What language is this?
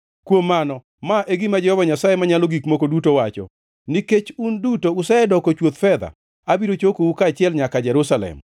Luo (Kenya and Tanzania)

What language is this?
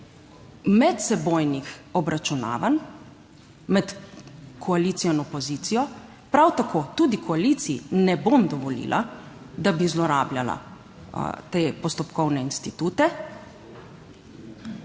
Slovenian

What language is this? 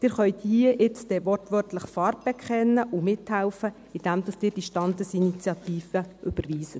Swiss German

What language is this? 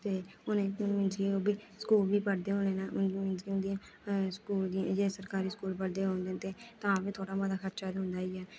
Dogri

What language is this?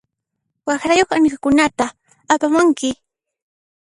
Puno Quechua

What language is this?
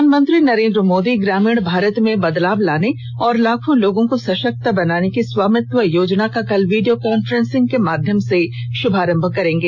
Hindi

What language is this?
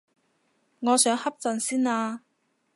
Cantonese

